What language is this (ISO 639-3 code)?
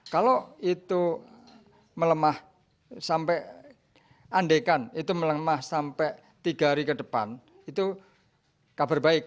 ind